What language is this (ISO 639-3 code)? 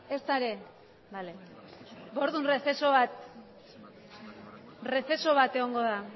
eus